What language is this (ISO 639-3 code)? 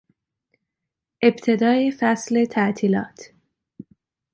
fas